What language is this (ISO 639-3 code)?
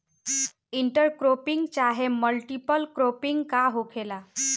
bho